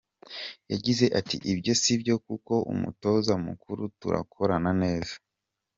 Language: Kinyarwanda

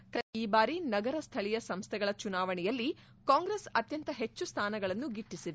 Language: Kannada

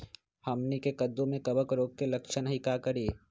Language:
Magahi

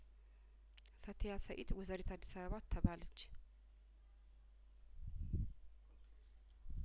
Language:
Amharic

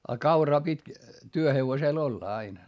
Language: Finnish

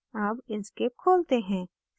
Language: Hindi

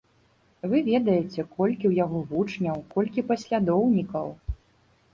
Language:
Belarusian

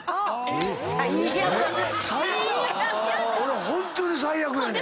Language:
Japanese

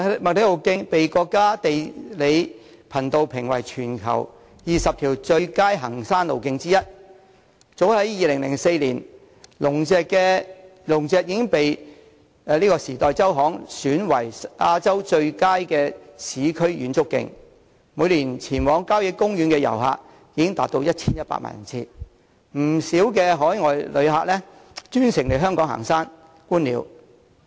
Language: Cantonese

